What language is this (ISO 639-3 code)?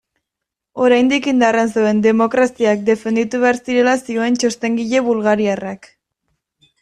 eus